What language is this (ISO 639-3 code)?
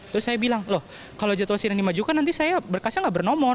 ind